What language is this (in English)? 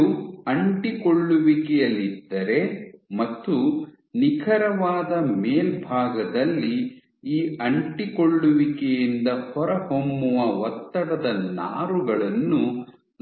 Kannada